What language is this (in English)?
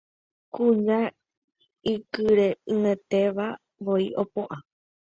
Guarani